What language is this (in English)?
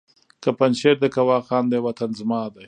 Pashto